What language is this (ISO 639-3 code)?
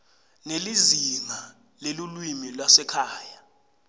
ssw